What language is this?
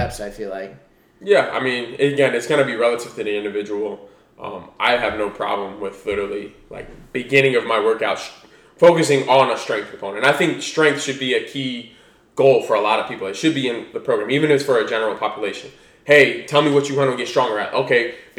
English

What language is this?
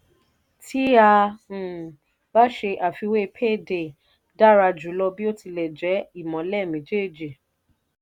Yoruba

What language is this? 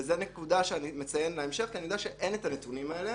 Hebrew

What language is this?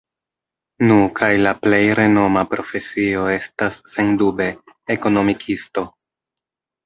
Esperanto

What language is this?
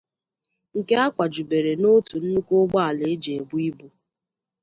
Igbo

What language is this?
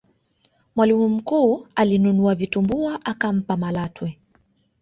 Swahili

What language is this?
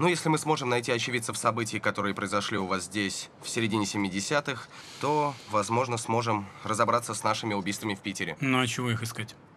Russian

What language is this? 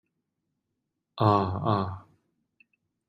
Cantonese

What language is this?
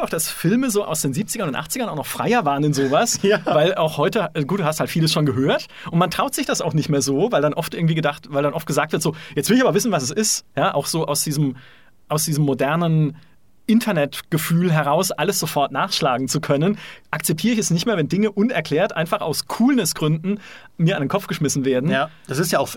German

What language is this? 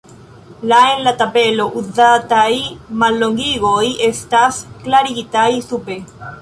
Esperanto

